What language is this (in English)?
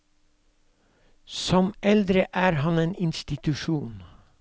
Norwegian